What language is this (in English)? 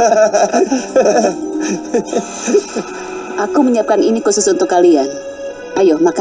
Indonesian